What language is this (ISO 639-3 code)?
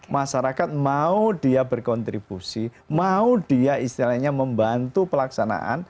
ind